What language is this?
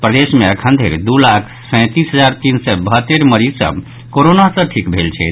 Maithili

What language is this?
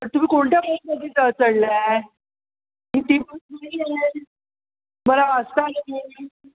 Marathi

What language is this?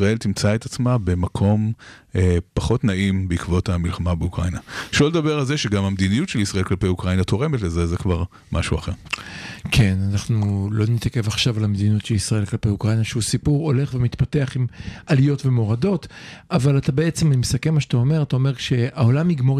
Hebrew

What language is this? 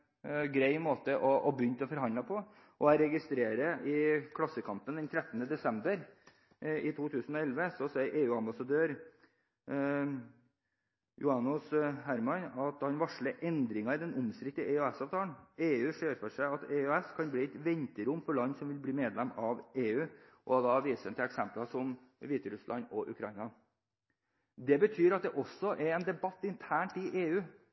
Norwegian Bokmål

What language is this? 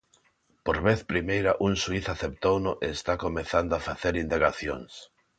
Galician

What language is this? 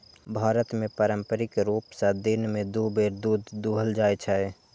Maithili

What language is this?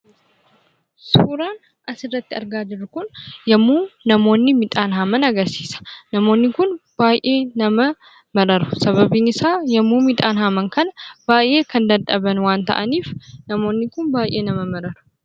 Oromo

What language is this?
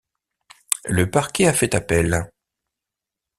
French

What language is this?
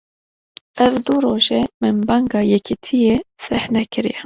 Kurdish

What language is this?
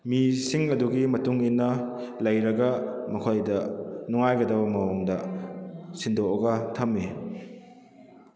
Manipuri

